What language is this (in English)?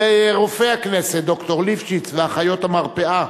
Hebrew